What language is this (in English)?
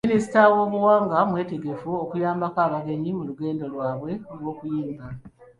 Ganda